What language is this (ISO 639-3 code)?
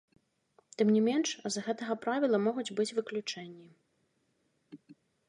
bel